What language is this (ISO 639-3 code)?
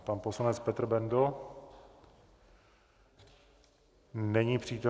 ces